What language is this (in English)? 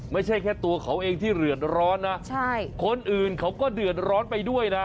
Thai